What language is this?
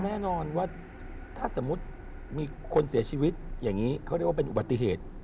Thai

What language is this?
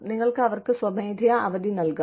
Malayalam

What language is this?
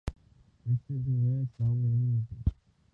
Urdu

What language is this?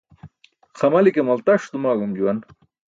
Burushaski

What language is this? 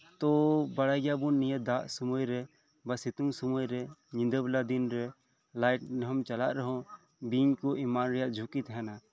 Santali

